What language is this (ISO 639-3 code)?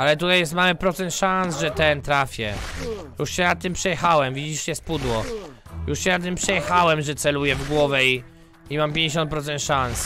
pol